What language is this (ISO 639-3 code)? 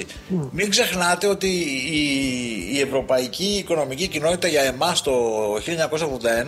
ell